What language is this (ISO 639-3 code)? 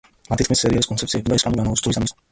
kat